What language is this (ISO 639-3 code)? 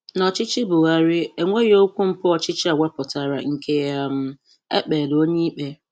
ibo